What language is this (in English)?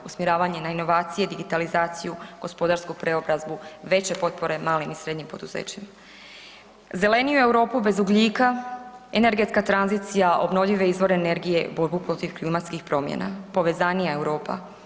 Croatian